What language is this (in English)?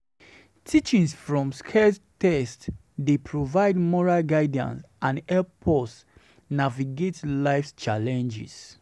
Nigerian Pidgin